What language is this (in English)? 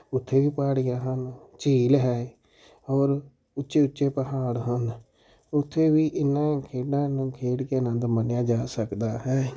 Punjabi